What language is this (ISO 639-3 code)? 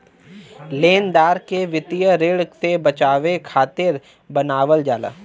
bho